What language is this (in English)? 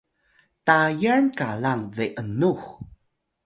Atayal